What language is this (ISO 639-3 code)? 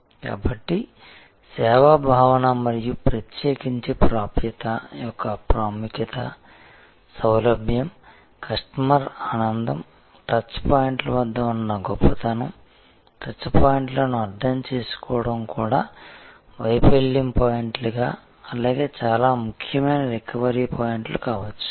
tel